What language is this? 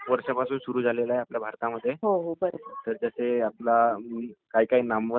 Marathi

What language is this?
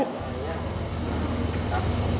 Vietnamese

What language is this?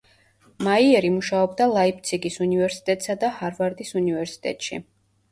Georgian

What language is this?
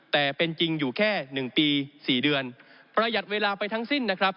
Thai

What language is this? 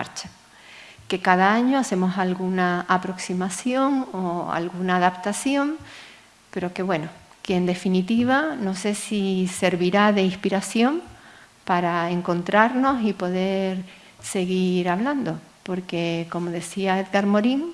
Spanish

